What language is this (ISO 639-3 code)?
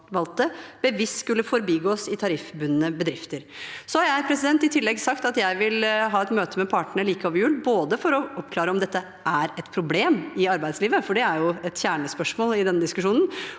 nor